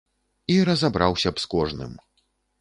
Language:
Belarusian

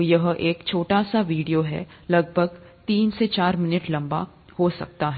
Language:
Hindi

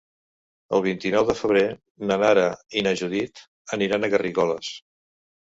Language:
Catalan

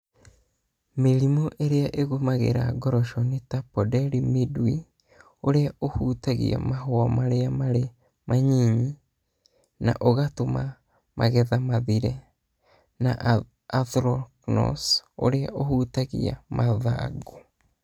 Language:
Kikuyu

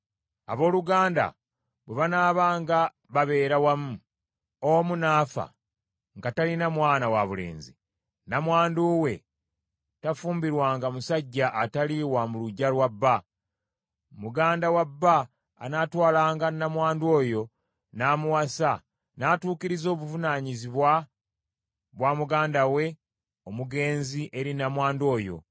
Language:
Ganda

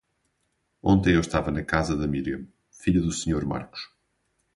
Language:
Portuguese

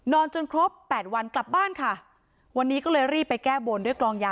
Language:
Thai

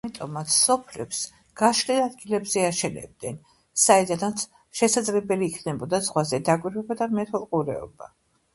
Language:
Georgian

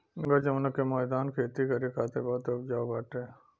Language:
Bhojpuri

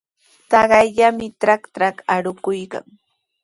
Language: Sihuas Ancash Quechua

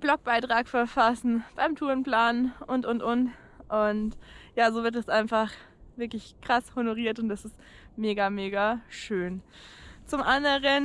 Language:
German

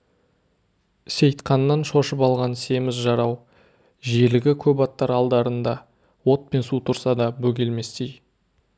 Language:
Kazakh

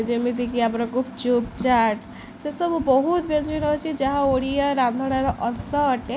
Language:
Odia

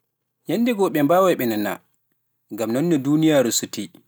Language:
Pular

